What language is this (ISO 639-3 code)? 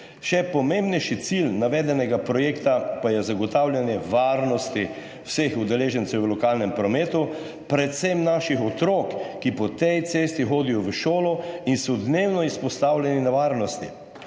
slv